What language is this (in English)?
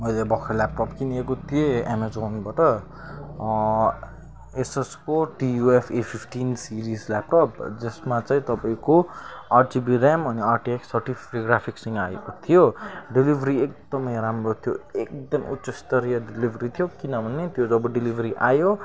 Nepali